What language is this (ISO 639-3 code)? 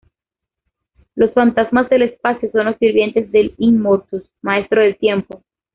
spa